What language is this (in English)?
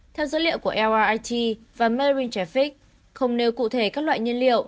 Vietnamese